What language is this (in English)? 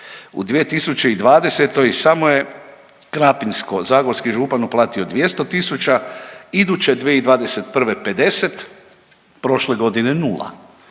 Croatian